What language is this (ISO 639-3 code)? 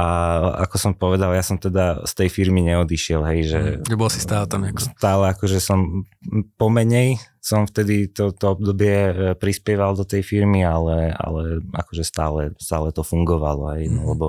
slk